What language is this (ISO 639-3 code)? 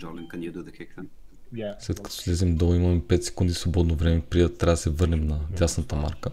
bul